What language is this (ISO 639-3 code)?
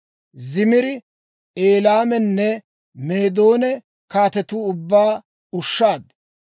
dwr